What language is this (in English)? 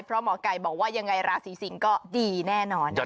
Thai